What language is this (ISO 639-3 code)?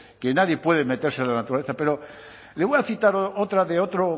spa